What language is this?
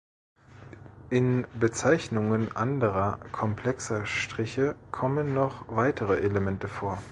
German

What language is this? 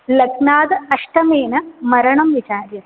Sanskrit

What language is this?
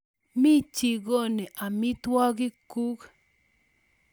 Kalenjin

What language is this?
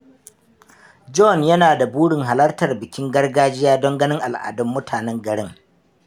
Hausa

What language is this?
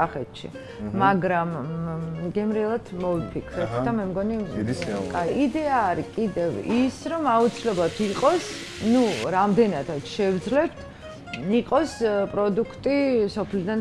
Georgian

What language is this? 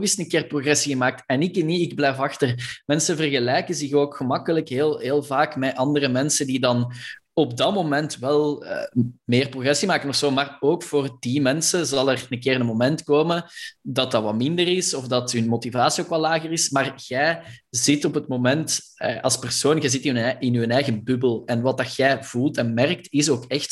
Dutch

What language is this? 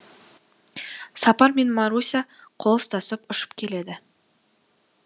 Kazakh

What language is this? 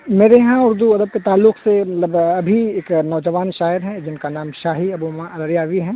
Urdu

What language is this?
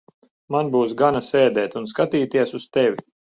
Latvian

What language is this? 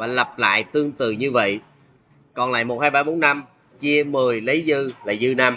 Vietnamese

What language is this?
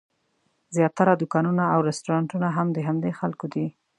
Pashto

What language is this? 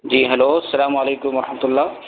Urdu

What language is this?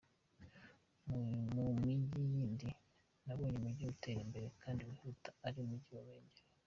Kinyarwanda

